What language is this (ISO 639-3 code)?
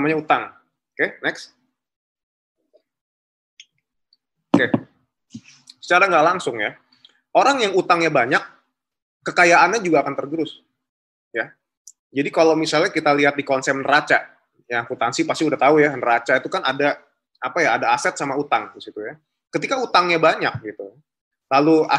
ind